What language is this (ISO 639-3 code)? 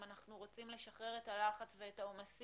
heb